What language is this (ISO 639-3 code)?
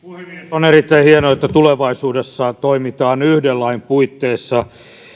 fin